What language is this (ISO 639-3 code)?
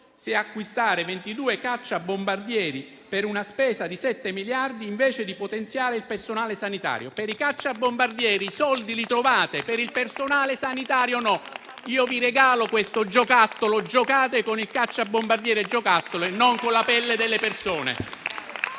ita